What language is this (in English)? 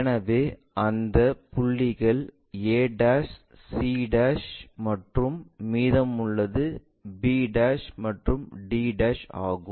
Tamil